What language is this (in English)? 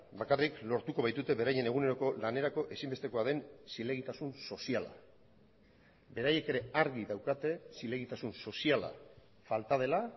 Basque